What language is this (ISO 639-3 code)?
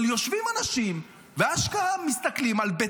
heb